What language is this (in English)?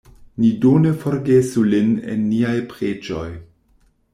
Esperanto